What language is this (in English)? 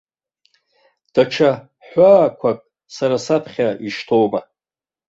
Abkhazian